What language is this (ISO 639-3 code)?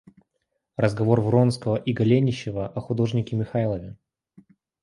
rus